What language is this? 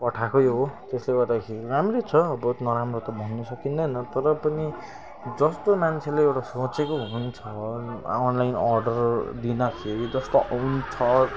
Nepali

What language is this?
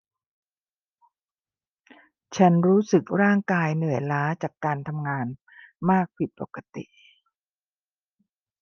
Thai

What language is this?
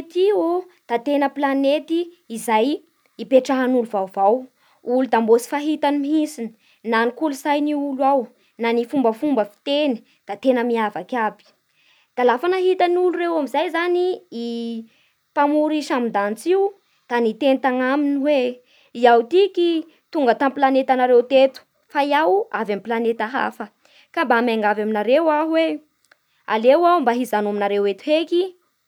Bara Malagasy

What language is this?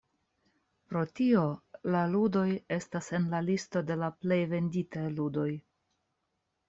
Esperanto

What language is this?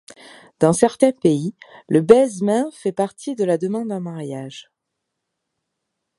French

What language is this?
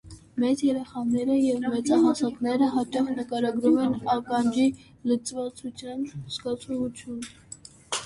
Armenian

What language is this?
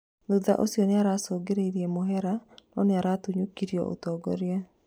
Kikuyu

